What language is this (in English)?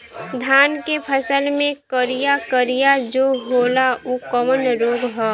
Bhojpuri